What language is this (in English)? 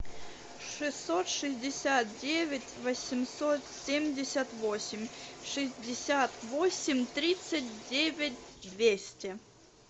Russian